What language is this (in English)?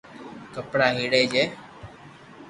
Loarki